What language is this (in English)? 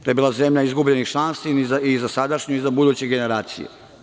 Serbian